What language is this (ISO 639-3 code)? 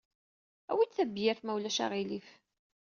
kab